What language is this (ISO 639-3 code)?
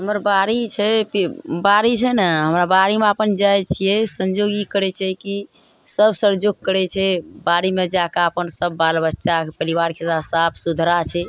mai